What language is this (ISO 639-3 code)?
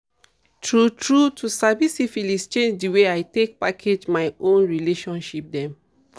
pcm